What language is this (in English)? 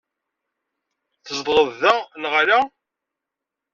Kabyle